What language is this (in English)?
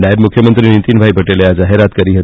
Gujarati